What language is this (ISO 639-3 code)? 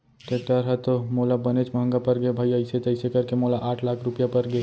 hne